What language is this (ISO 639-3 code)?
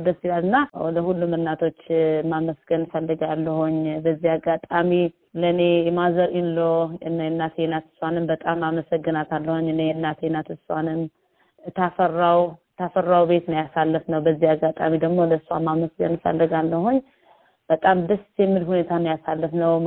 amh